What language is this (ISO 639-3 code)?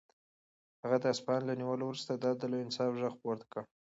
pus